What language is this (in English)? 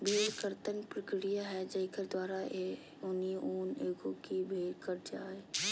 Magahi